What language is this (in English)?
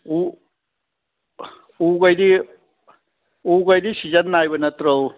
Manipuri